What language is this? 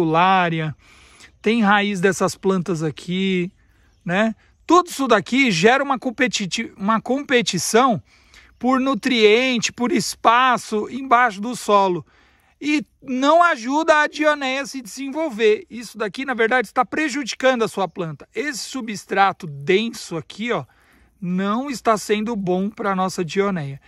Portuguese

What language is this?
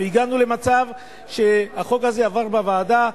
Hebrew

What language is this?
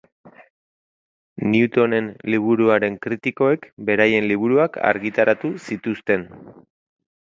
Basque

